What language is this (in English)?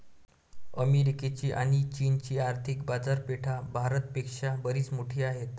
Marathi